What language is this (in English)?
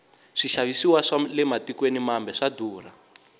Tsonga